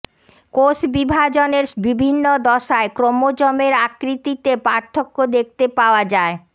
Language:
Bangla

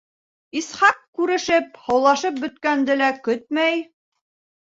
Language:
Bashkir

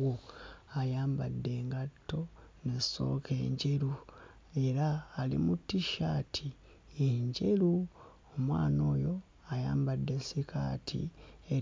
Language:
Ganda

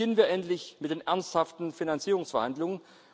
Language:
German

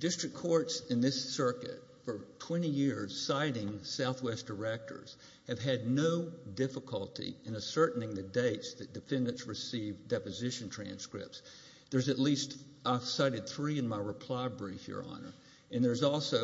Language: English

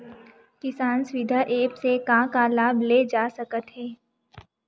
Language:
Chhattisgarhi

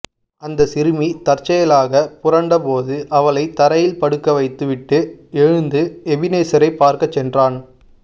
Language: Tamil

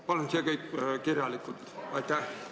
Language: Estonian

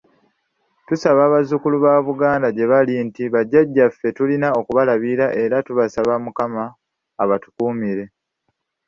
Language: Ganda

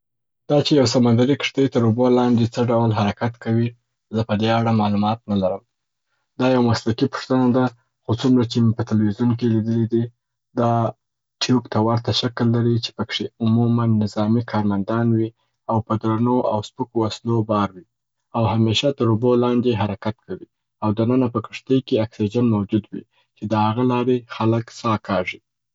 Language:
Southern Pashto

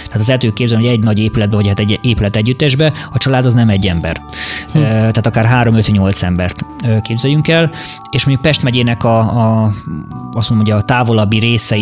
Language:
Hungarian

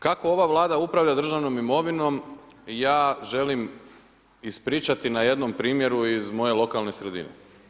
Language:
Croatian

